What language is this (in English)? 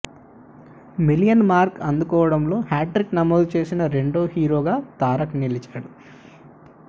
Telugu